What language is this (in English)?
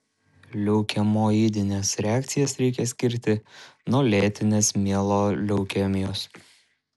Lithuanian